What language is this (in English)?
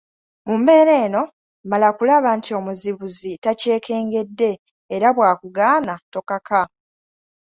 Ganda